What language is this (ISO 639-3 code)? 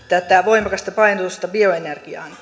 fin